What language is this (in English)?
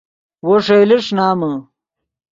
Yidgha